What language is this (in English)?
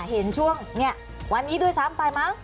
Thai